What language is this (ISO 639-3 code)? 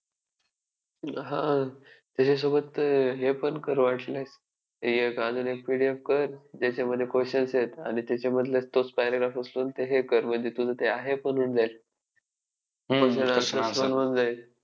mar